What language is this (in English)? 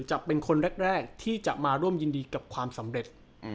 Thai